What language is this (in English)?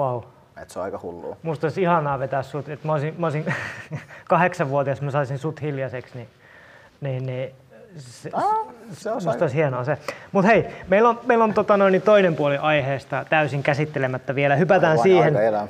Finnish